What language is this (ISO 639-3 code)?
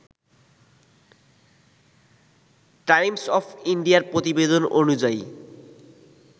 ben